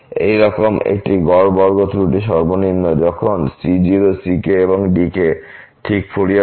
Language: Bangla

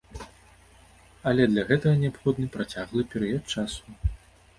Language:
Belarusian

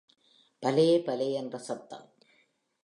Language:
Tamil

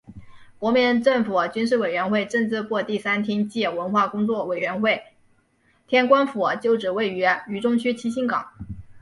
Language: Chinese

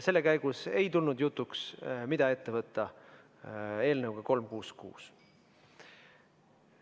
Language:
Estonian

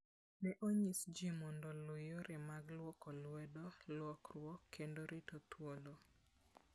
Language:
Luo (Kenya and Tanzania)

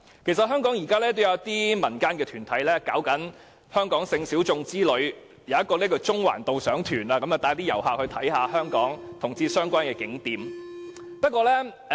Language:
Cantonese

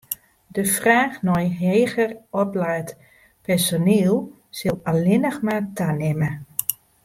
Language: Western Frisian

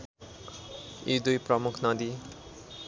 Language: Nepali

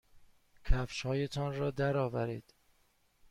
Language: Persian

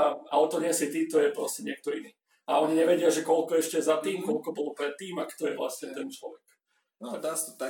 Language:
Slovak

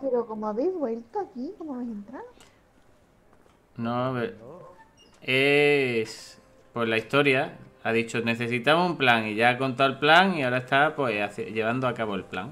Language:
Spanish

